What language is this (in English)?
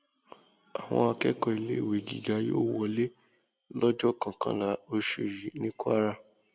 Yoruba